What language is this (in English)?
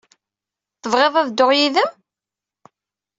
Kabyle